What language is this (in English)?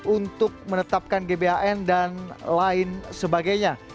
Indonesian